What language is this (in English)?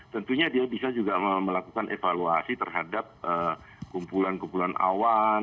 Indonesian